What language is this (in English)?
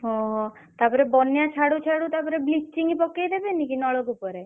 Odia